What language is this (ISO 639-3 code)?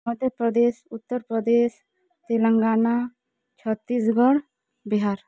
ori